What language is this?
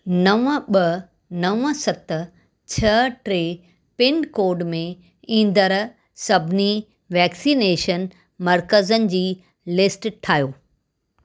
Sindhi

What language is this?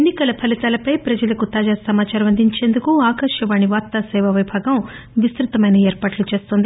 Telugu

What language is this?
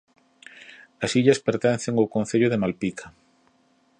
Galician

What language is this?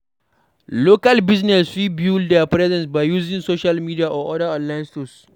Nigerian Pidgin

